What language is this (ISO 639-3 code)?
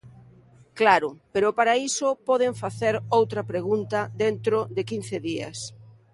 glg